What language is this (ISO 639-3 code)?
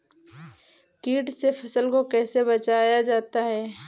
hin